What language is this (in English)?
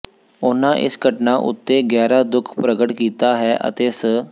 Punjabi